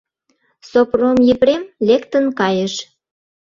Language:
Mari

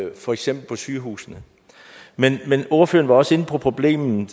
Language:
Danish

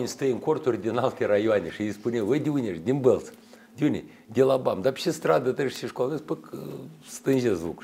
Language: Russian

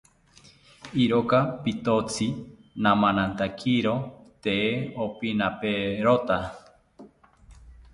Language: South Ucayali Ashéninka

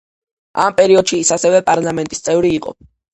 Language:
Georgian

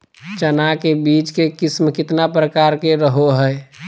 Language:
Magahi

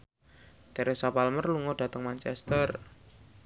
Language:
Javanese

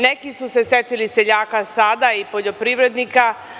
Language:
Serbian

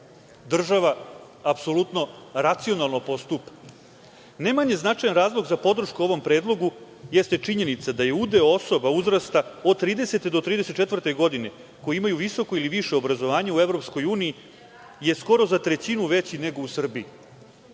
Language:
Serbian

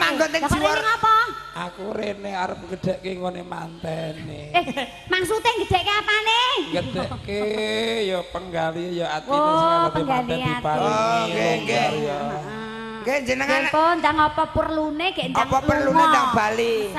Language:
Indonesian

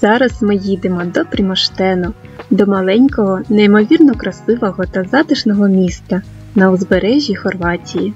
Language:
Ukrainian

